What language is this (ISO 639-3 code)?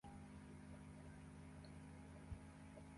swa